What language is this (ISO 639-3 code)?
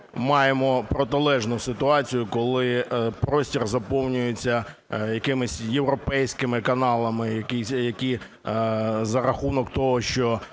ukr